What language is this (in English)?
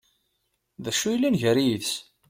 Kabyle